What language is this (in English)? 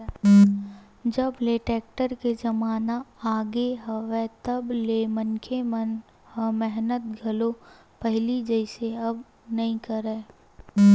Chhattisgarhi